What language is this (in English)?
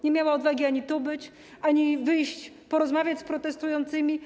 Polish